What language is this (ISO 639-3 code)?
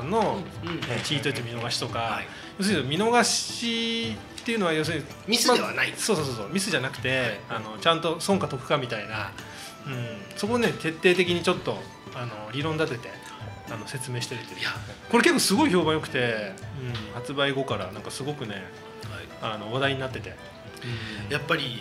jpn